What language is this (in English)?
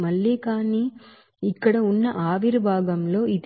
Telugu